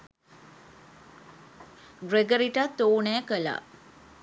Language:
Sinhala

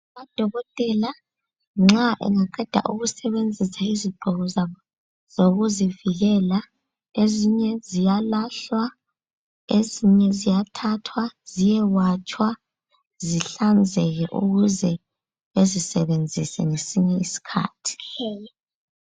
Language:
North Ndebele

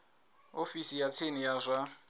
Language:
Venda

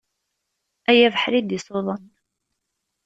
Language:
Kabyle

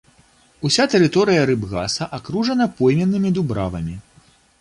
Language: Belarusian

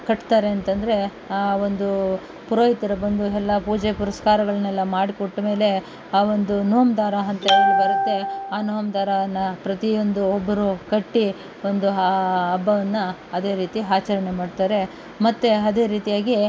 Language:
Kannada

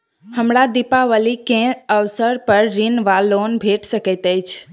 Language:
Maithili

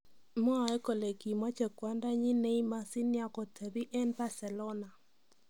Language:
Kalenjin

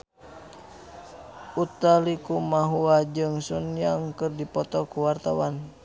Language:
Sundanese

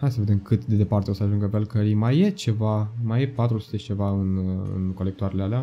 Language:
Romanian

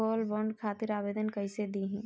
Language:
Bhojpuri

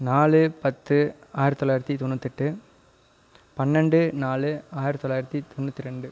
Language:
Tamil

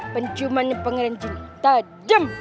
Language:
Indonesian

